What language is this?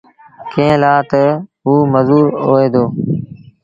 Sindhi Bhil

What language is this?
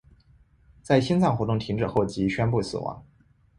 Chinese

